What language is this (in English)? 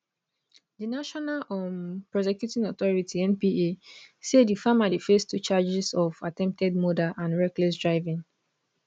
Nigerian Pidgin